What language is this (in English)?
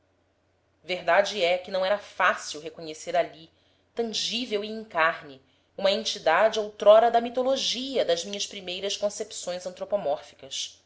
Portuguese